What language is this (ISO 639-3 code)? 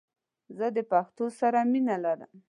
pus